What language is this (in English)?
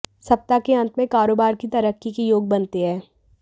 Hindi